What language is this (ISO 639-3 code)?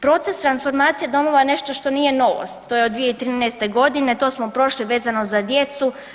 hrv